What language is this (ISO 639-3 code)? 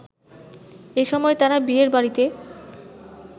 ben